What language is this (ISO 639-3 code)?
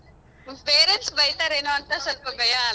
kan